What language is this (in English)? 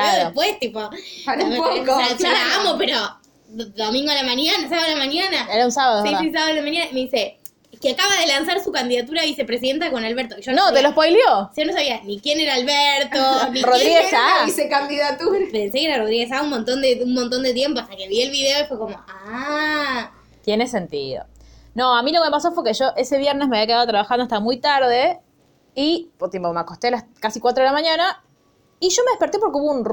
Spanish